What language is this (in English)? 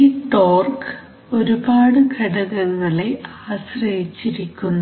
Malayalam